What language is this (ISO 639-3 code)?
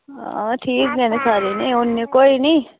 doi